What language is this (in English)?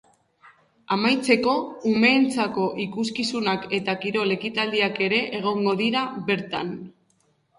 Basque